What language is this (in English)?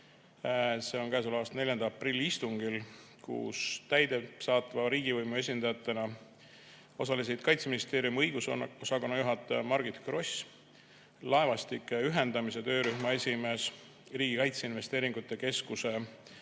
Estonian